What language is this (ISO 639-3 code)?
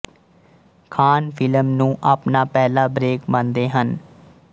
pan